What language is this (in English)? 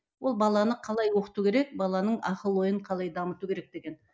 Kazakh